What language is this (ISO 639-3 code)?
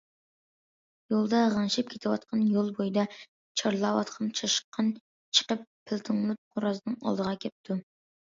uig